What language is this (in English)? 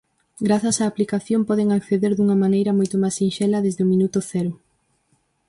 Galician